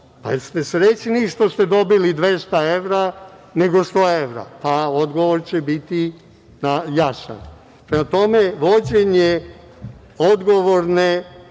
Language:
Serbian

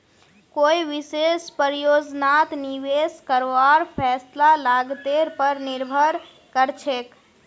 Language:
Magahi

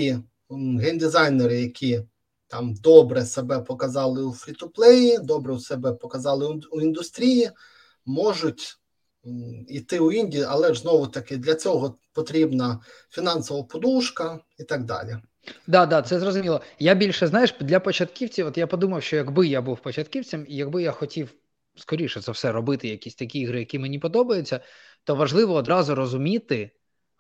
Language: Ukrainian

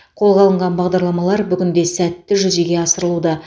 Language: Kazakh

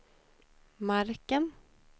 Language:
Swedish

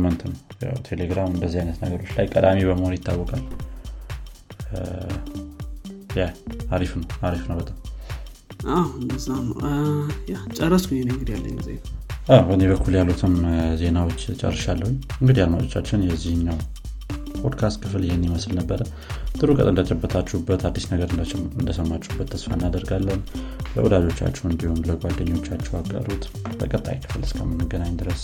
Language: Amharic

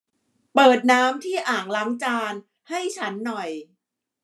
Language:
Thai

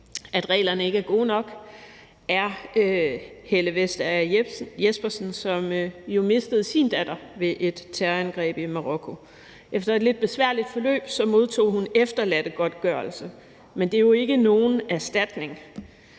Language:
Danish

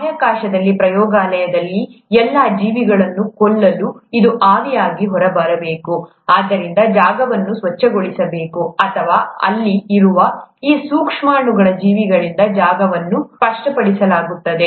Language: Kannada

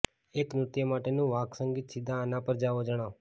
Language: Gujarati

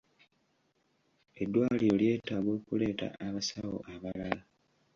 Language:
Ganda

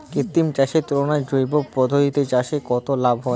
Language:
Bangla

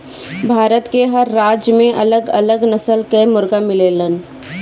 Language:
Bhojpuri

